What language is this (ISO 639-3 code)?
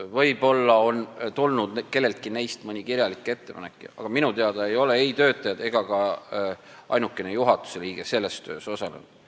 est